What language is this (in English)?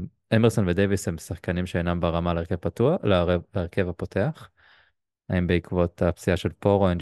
Hebrew